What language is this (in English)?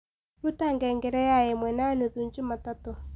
Kikuyu